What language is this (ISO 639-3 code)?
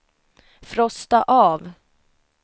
swe